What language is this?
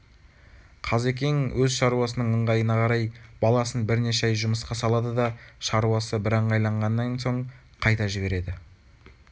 Kazakh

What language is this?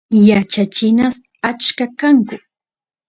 Santiago del Estero Quichua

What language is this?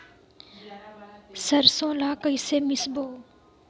Chhattisgarhi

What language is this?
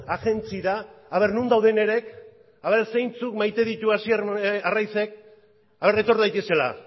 Basque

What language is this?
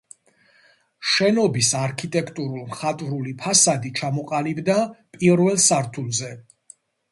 Georgian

